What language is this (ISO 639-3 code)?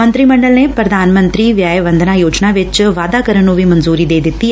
pan